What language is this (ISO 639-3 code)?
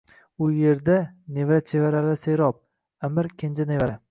uzb